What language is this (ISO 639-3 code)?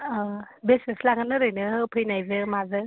brx